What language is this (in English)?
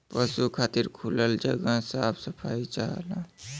Bhojpuri